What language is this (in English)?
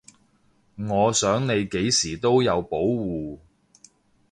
Cantonese